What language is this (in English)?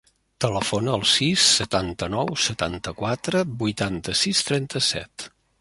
Catalan